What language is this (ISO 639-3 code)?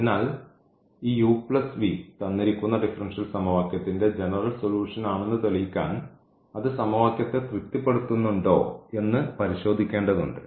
mal